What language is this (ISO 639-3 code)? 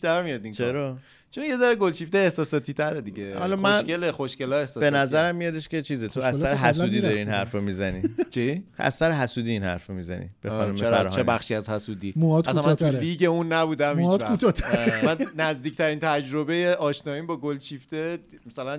fas